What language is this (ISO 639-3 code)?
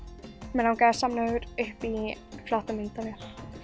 isl